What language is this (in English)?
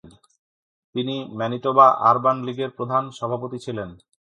Bangla